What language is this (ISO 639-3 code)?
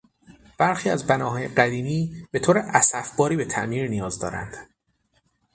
fas